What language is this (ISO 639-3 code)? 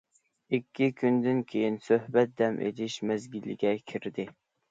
uig